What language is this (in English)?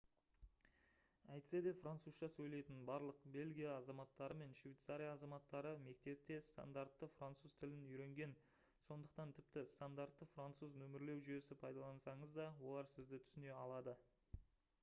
Kazakh